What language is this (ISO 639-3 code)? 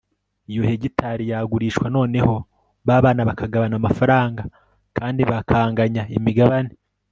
kin